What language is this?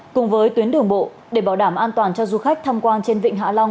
Vietnamese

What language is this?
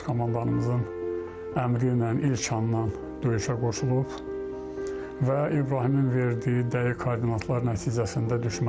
Turkish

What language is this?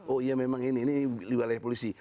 Indonesian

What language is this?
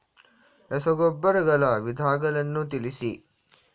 Kannada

